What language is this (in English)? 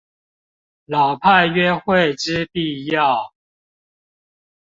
Chinese